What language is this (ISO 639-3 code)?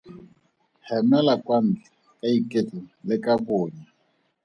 tsn